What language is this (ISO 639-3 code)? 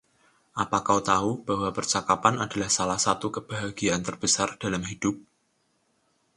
ind